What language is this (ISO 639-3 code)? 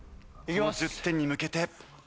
jpn